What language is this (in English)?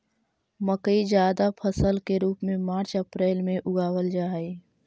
Magahi